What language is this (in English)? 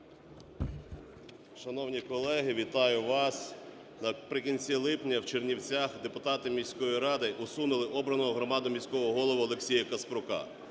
Ukrainian